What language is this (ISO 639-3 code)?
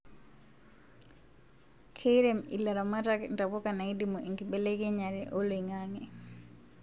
mas